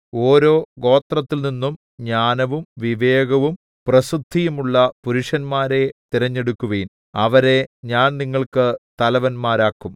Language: Malayalam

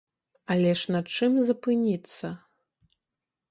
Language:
Belarusian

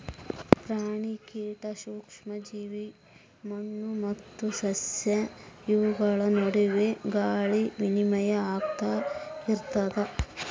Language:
Kannada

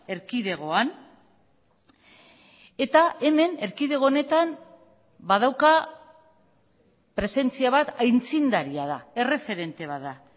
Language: Basque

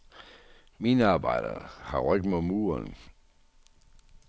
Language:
Danish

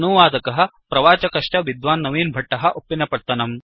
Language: Sanskrit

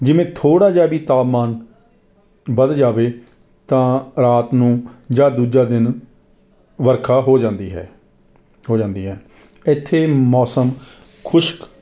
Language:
Punjabi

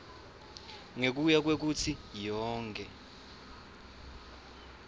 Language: Swati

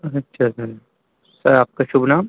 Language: Urdu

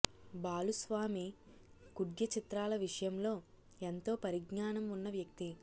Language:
Telugu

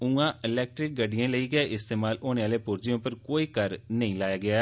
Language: Dogri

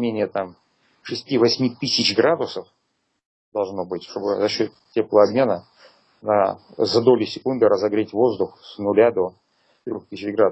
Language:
Russian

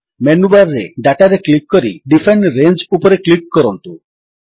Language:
Odia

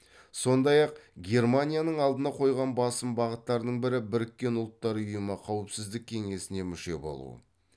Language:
Kazakh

